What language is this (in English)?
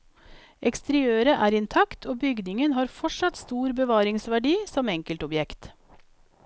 Norwegian